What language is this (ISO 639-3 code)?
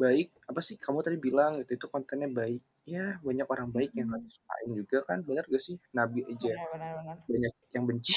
ind